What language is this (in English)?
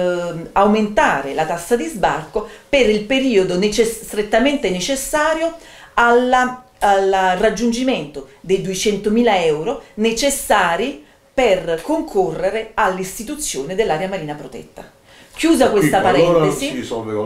Italian